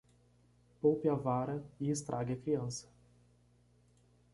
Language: Portuguese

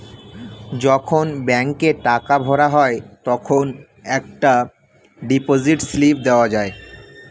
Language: Bangla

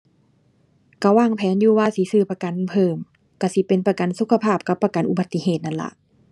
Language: Thai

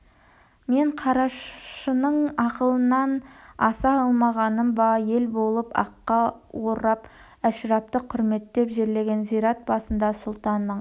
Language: Kazakh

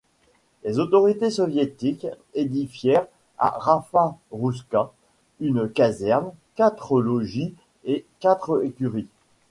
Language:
French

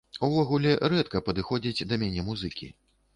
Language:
Belarusian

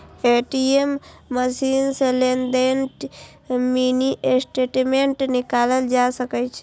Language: Maithili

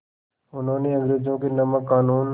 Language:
Hindi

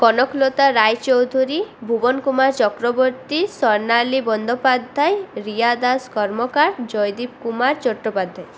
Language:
Bangla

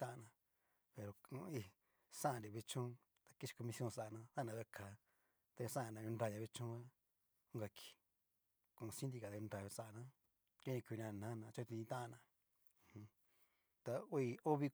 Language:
Cacaloxtepec Mixtec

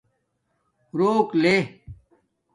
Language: Domaaki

